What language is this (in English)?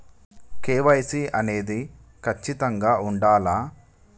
Telugu